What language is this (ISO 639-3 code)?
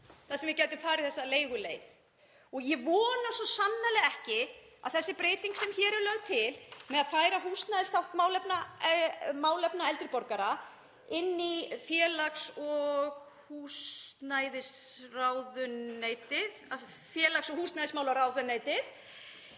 isl